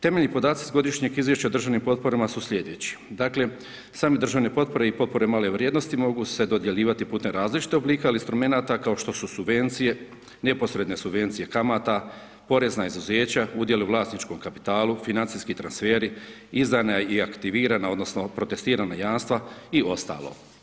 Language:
Croatian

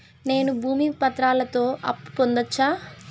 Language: Telugu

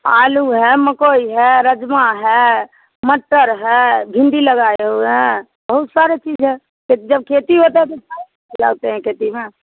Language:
Hindi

